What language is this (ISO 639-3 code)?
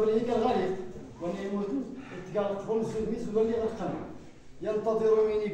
ara